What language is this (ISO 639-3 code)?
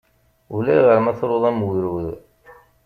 kab